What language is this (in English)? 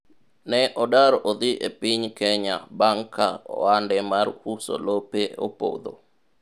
Luo (Kenya and Tanzania)